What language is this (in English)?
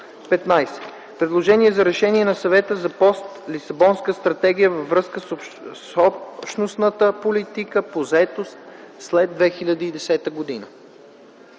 Bulgarian